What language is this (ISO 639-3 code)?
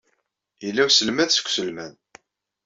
kab